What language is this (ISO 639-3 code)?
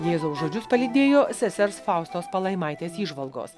lit